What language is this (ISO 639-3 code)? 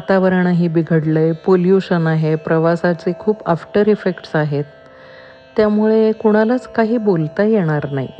mar